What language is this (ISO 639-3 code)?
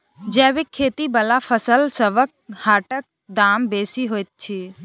mai